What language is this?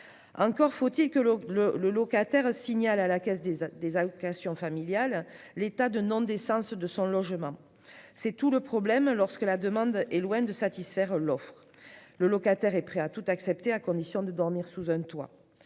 French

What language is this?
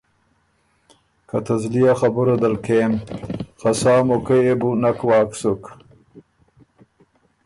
Ormuri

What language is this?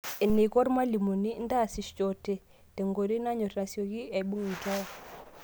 Masai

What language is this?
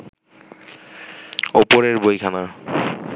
Bangla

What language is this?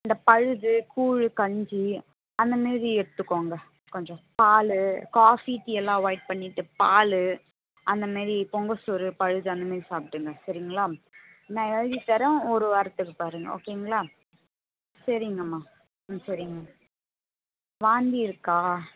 Tamil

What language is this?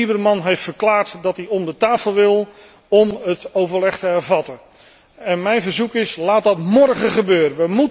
Dutch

